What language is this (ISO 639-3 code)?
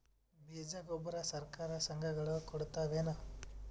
kan